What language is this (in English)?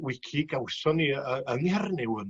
Welsh